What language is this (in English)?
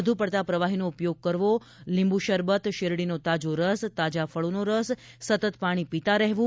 Gujarati